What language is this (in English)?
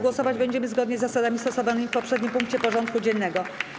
Polish